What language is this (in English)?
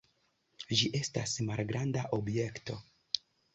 Esperanto